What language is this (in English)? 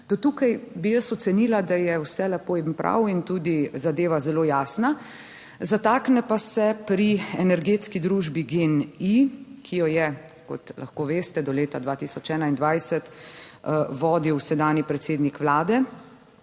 Slovenian